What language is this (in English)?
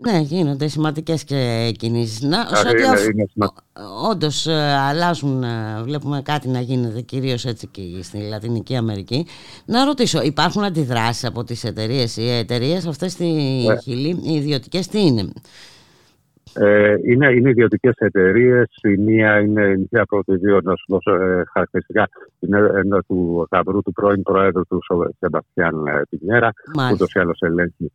Greek